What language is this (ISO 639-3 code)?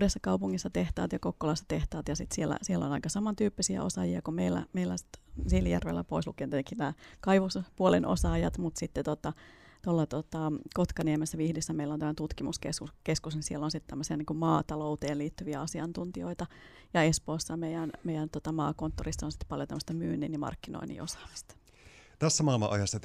fin